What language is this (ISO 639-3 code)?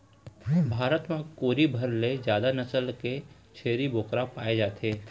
hne